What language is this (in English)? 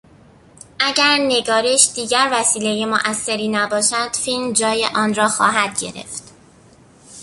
Persian